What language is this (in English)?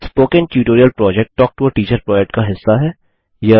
Hindi